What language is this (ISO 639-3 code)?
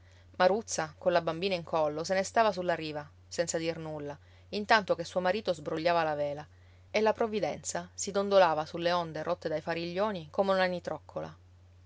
ita